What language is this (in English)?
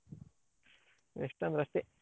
Kannada